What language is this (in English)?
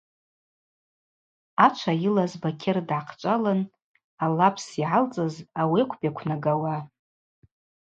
Abaza